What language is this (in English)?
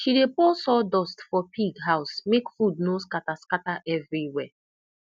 Nigerian Pidgin